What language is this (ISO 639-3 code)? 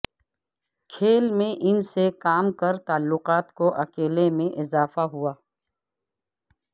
urd